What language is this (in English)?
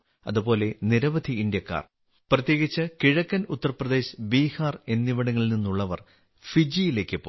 Malayalam